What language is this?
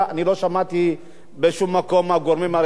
Hebrew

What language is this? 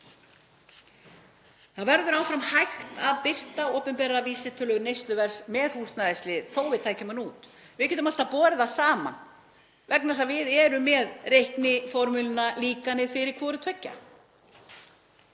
Icelandic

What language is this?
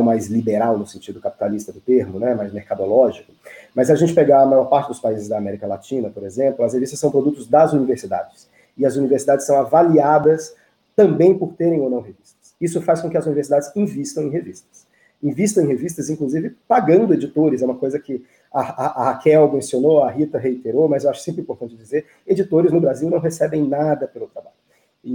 Portuguese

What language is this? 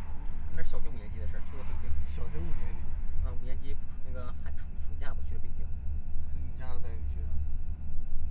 Chinese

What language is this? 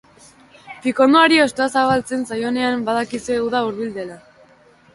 Basque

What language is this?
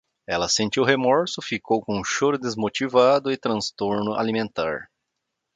Portuguese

